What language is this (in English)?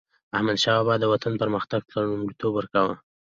Pashto